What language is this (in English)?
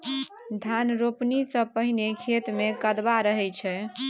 Maithili